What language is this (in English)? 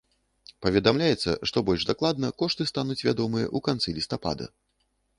Belarusian